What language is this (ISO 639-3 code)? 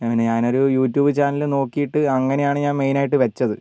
mal